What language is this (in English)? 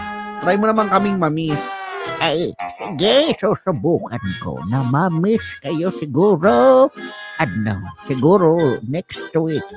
Filipino